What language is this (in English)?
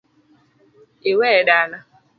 Luo (Kenya and Tanzania)